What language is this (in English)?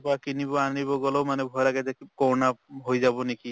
Assamese